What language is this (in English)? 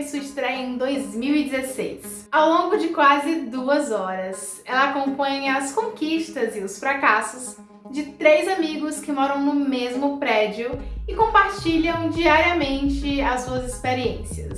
Portuguese